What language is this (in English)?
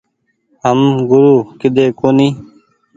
Goaria